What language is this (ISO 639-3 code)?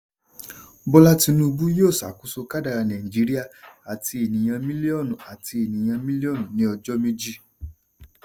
yor